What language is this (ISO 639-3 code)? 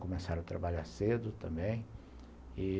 por